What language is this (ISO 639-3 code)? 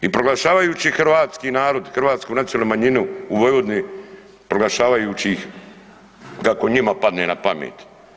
hrv